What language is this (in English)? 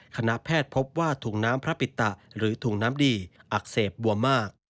Thai